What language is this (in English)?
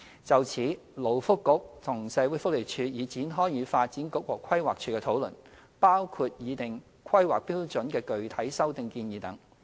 Cantonese